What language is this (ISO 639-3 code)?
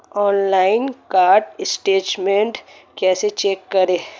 hin